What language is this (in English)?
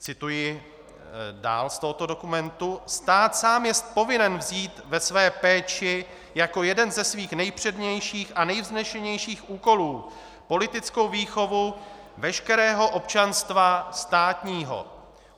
Czech